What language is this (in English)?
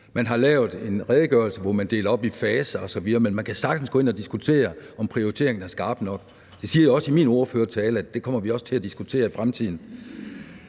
Danish